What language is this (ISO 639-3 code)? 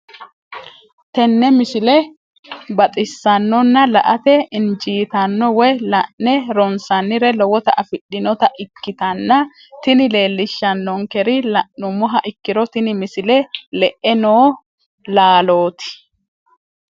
sid